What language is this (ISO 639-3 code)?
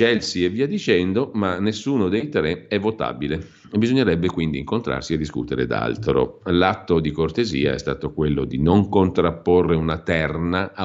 ita